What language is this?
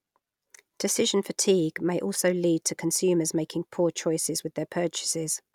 English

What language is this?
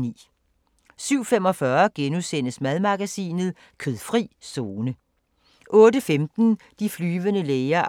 Danish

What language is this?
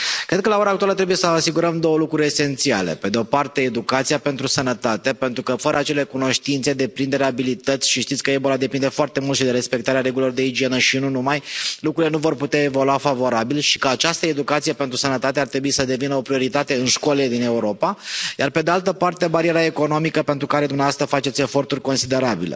Romanian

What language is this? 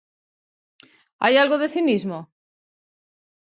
Galician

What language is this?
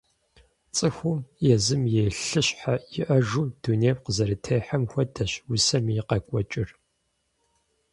Kabardian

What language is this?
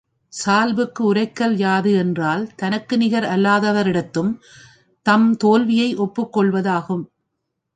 Tamil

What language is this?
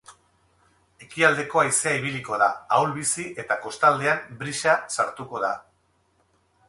Basque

